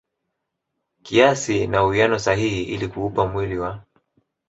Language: Swahili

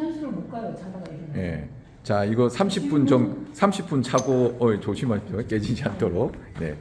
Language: Korean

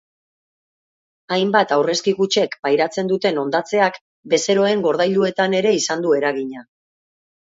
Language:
Basque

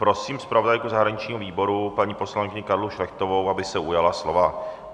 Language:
Czech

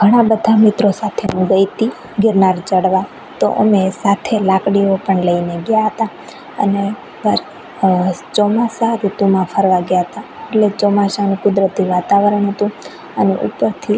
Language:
Gujarati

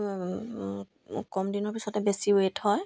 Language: Assamese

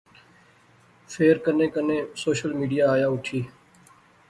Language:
Pahari-Potwari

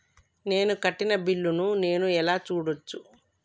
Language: Telugu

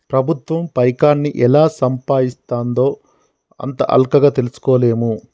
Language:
Telugu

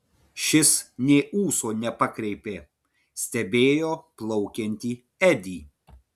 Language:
Lithuanian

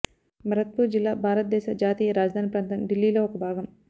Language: Telugu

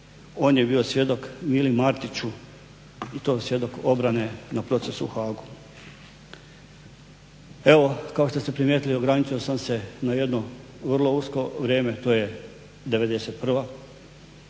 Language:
Croatian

